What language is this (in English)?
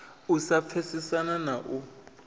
Venda